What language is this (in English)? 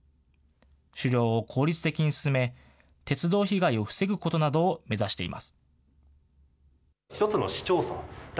Japanese